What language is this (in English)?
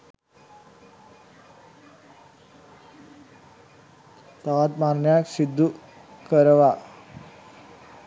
Sinhala